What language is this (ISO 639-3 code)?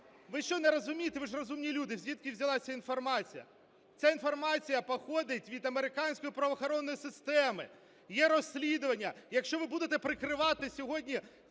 ukr